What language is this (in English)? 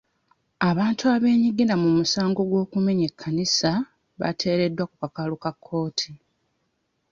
Ganda